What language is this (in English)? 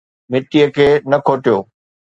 Sindhi